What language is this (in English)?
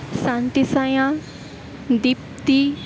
Assamese